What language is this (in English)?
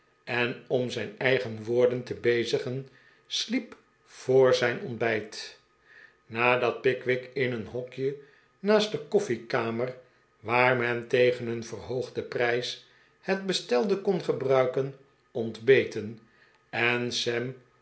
Dutch